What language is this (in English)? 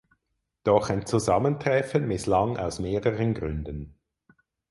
German